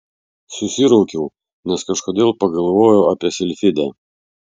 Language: Lithuanian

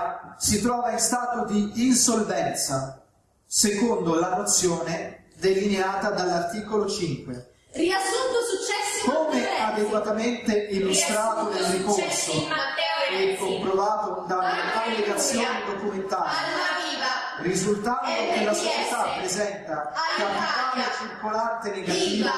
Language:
Italian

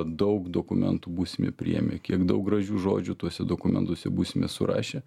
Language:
Lithuanian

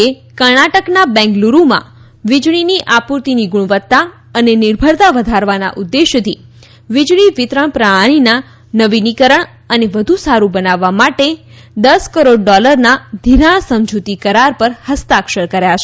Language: Gujarati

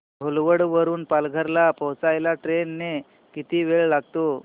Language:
Marathi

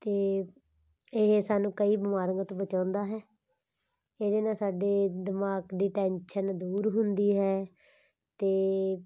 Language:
Punjabi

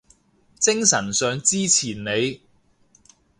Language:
Cantonese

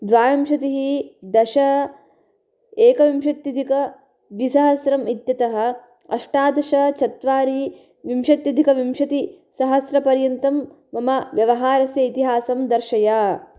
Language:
Sanskrit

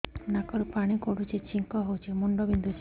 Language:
Odia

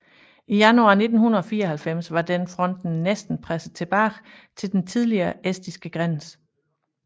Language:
Danish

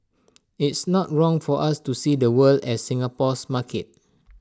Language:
English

